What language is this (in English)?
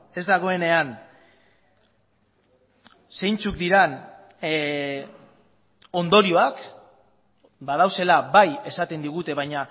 Basque